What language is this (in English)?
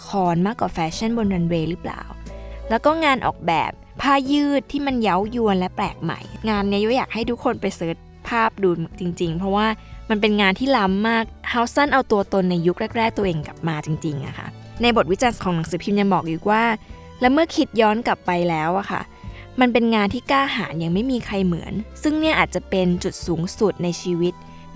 Thai